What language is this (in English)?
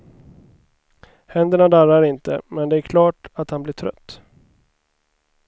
Swedish